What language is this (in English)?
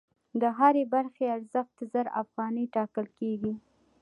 Pashto